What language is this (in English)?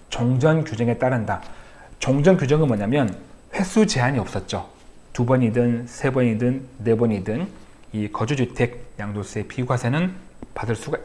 Korean